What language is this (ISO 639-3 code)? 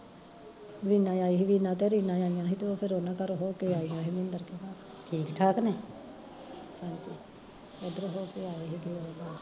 pan